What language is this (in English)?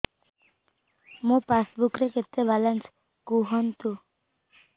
Odia